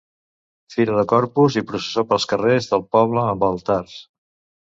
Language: Catalan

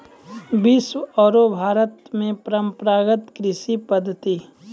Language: Maithili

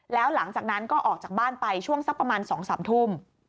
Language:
Thai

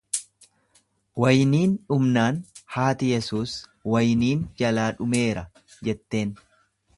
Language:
Oromo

